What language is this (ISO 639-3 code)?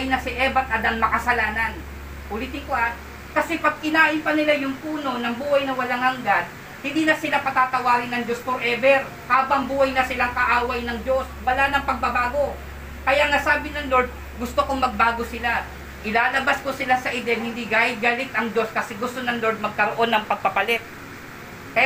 fil